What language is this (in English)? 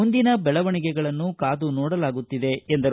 Kannada